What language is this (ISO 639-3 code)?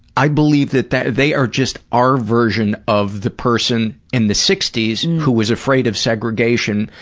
eng